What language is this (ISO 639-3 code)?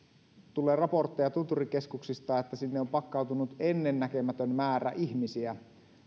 fin